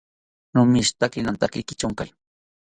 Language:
South Ucayali Ashéninka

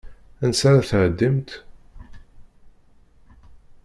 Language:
Kabyle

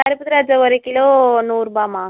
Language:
Tamil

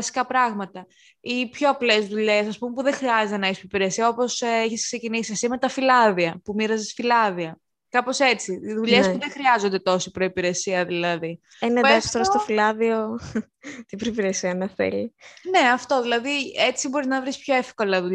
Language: Greek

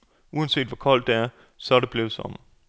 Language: Danish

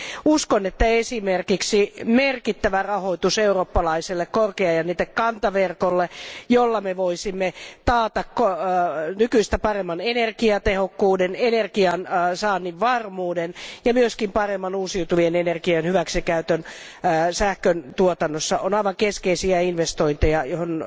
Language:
Finnish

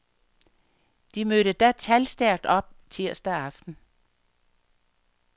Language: Danish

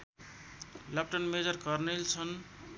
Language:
Nepali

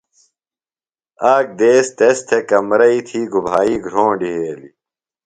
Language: Phalura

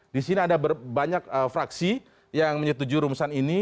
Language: Indonesian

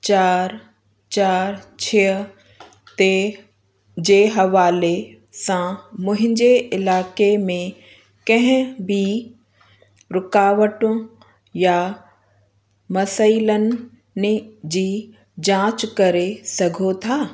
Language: Sindhi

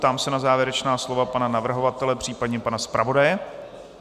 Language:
Czech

